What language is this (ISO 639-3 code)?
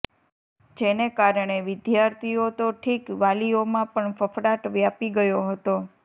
guj